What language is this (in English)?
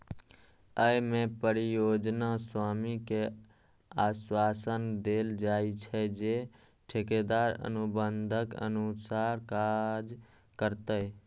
Maithili